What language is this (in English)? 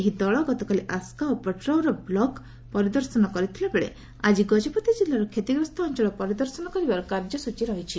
Odia